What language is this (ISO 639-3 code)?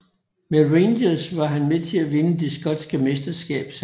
dan